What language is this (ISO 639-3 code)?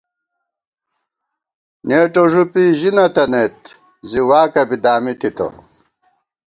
gwt